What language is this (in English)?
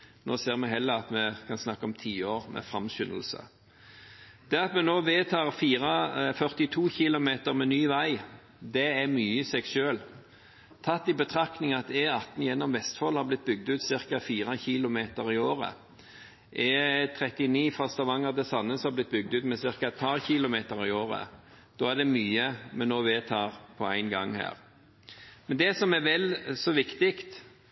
Norwegian Bokmål